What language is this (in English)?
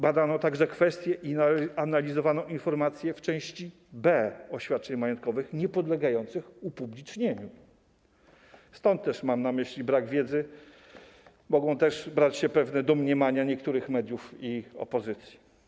Polish